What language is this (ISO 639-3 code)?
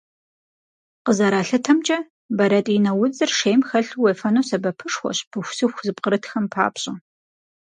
kbd